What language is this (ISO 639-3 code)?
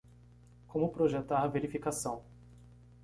por